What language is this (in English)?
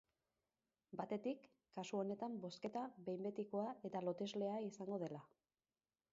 Basque